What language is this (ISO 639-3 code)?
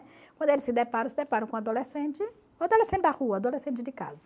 por